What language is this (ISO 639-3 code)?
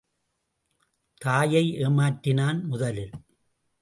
tam